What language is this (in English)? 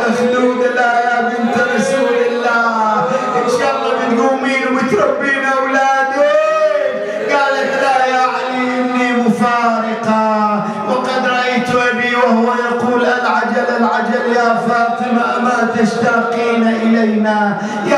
Arabic